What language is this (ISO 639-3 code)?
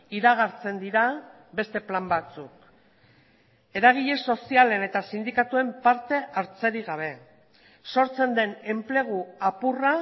eus